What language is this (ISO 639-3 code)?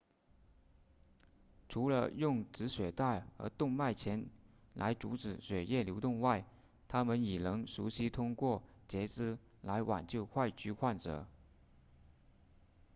zho